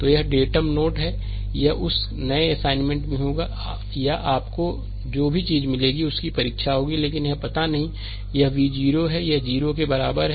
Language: Hindi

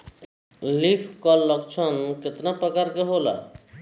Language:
Bhojpuri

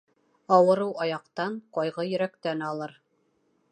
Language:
Bashkir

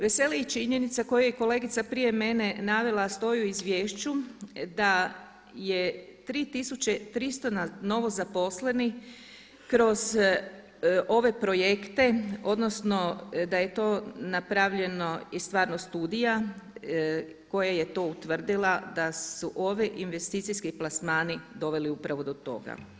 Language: Croatian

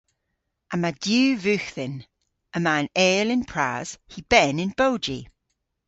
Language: Cornish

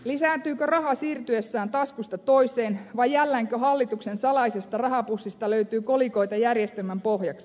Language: Finnish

